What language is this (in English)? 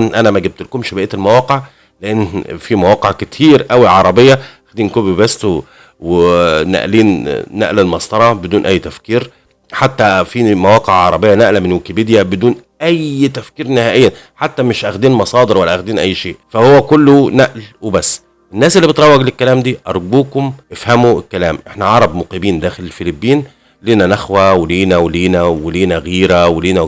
Arabic